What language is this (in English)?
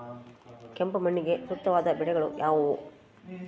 Kannada